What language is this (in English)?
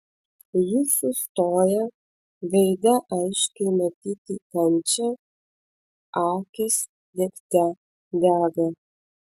Lithuanian